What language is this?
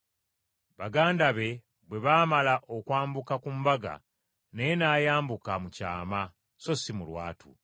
Ganda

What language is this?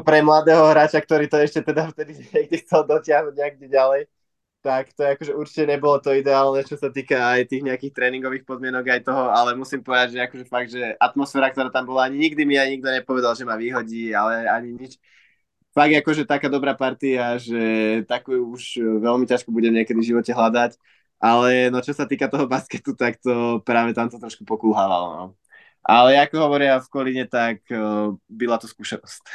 Slovak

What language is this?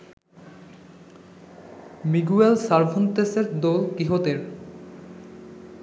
Bangla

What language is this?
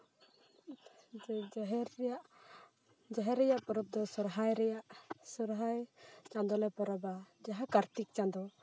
Santali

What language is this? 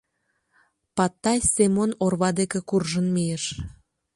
Mari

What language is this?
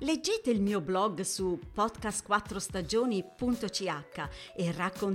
Italian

